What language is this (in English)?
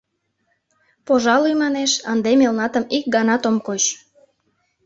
Mari